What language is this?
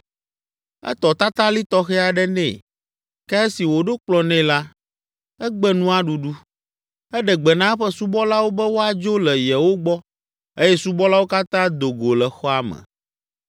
Ewe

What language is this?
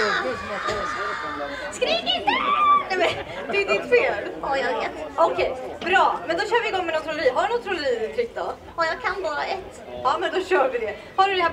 Swedish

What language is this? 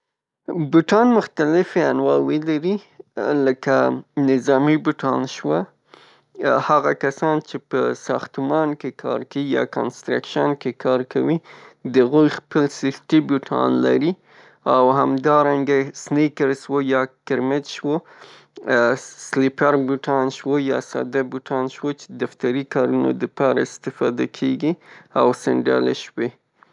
Pashto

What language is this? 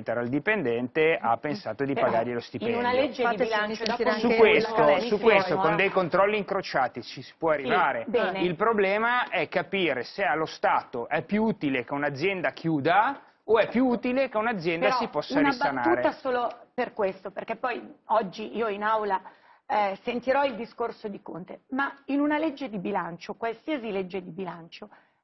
Italian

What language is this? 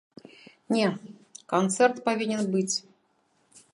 Belarusian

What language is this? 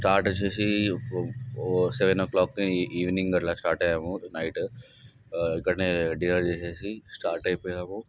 Telugu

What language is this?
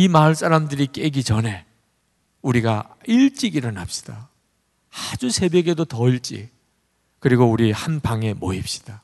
Korean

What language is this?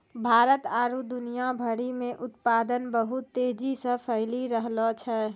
Maithili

